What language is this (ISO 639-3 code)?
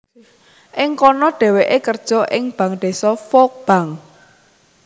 jav